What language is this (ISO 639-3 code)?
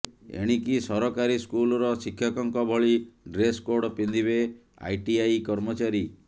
ori